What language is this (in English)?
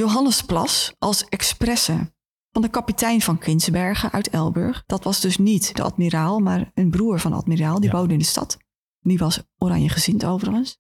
Dutch